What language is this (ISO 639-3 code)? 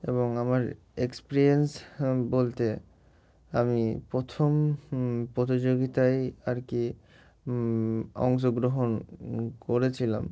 ben